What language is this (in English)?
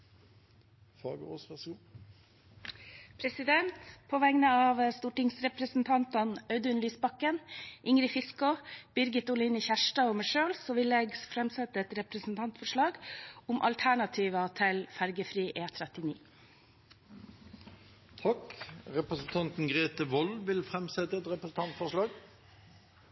Norwegian Nynorsk